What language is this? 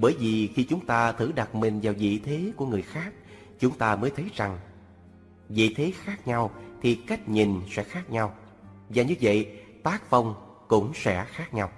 Vietnamese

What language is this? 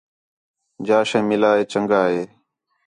Khetrani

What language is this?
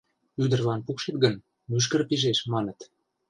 Mari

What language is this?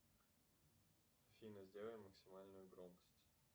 Russian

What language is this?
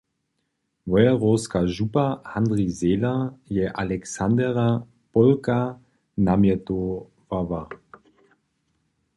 Upper Sorbian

